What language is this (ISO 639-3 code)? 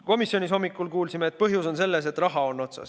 est